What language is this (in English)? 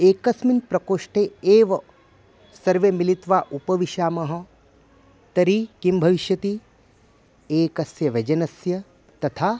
Sanskrit